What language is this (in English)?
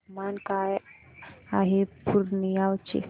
Marathi